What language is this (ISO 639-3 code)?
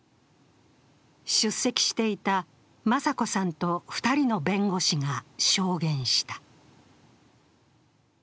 jpn